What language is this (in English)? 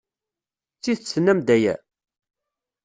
Kabyle